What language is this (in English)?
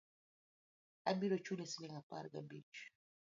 Luo (Kenya and Tanzania)